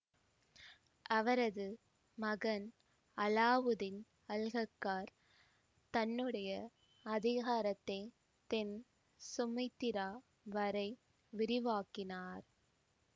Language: Tamil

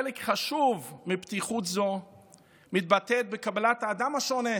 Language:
Hebrew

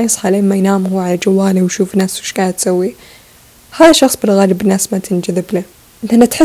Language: Arabic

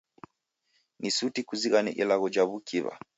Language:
Taita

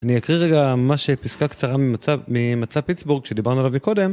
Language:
Hebrew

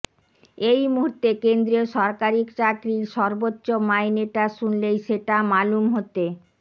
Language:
Bangla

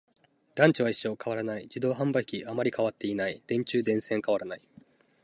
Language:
Japanese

